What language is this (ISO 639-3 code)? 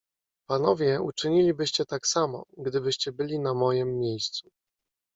pol